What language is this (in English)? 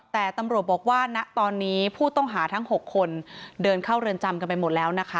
Thai